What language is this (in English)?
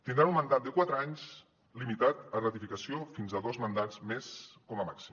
Catalan